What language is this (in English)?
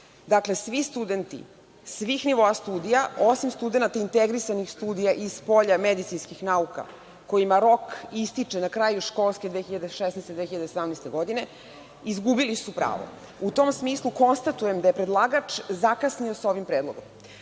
Serbian